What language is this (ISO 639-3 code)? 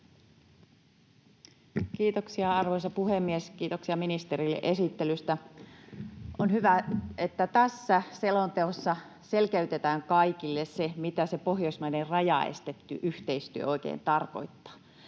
fin